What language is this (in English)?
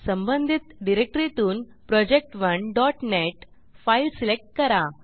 Marathi